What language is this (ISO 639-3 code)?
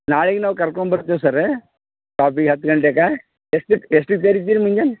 kan